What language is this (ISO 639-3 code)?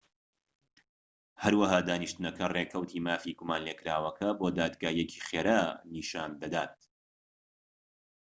ckb